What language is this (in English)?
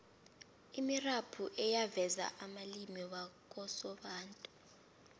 South Ndebele